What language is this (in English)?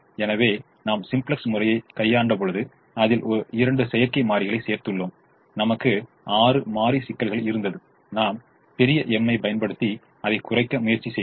Tamil